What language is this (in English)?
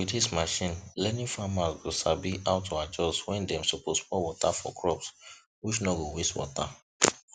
Nigerian Pidgin